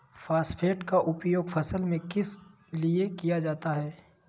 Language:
Magahi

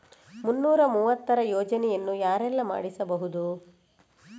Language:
Kannada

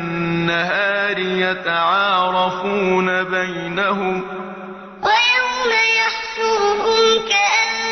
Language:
Arabic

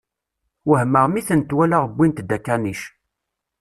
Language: Kabyle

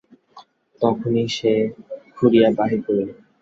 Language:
Bangla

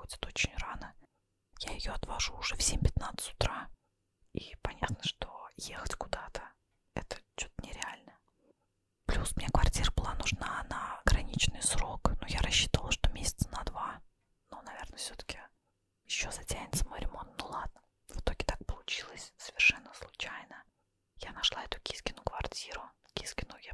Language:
Russian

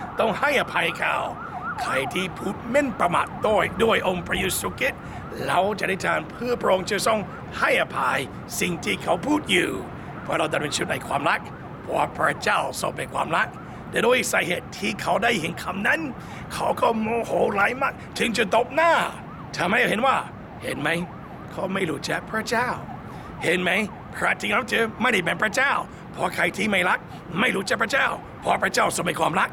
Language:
Thai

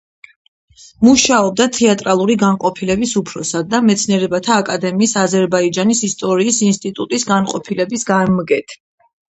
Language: Georgian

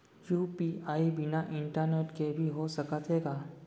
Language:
Chhattisgarhi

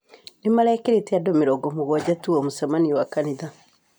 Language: Kikuyu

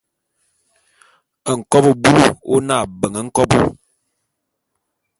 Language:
Bulu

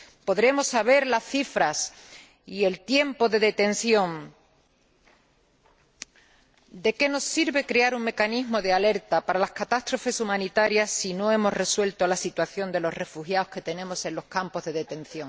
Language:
Spanish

